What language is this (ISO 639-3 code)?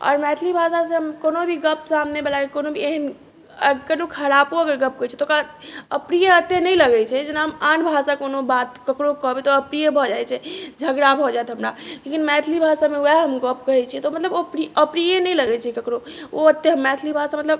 mai